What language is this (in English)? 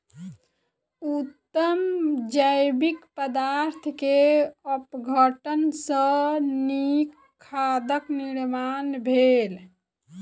Maithili